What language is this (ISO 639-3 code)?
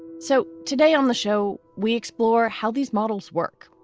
eng